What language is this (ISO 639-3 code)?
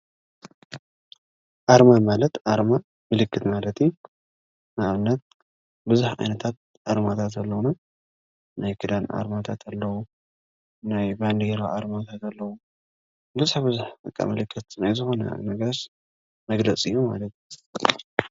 tir